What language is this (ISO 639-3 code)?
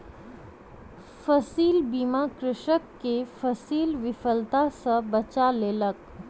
mai